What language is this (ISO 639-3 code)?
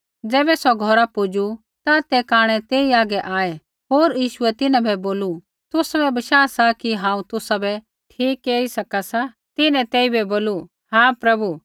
kfx